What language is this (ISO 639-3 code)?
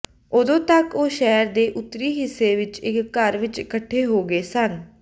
pan